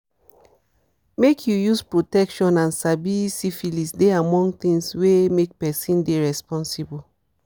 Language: Nigerian Pidgin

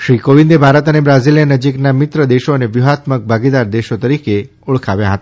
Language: Gujarati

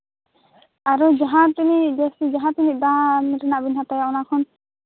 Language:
Santali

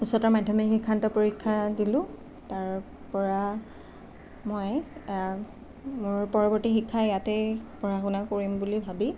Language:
Assamese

